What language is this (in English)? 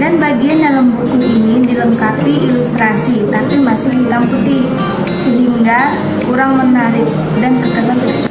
Indonesian